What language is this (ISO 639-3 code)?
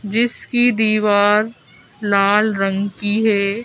hin